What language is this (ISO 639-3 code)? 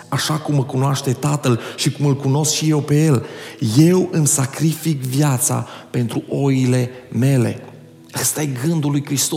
ron